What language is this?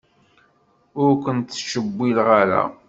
Kabyle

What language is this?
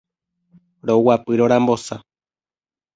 Guarani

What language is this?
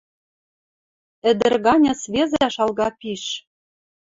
Western Mari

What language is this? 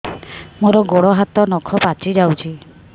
Odia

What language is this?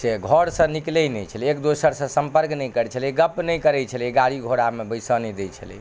Maithili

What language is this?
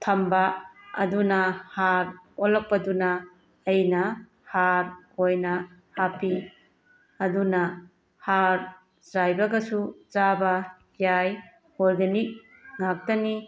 Manipuri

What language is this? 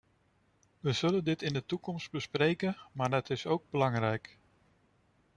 Dutch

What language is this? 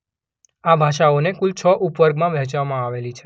Gujarati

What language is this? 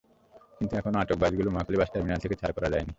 Bangla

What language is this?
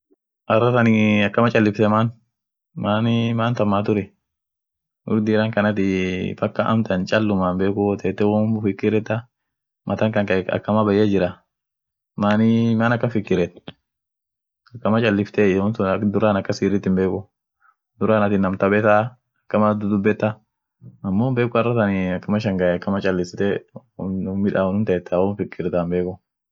Orma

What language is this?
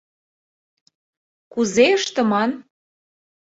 Mari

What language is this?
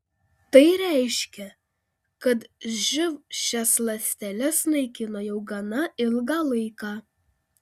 Lithuanian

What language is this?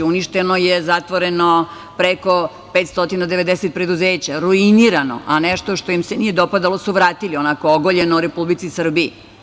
Serbian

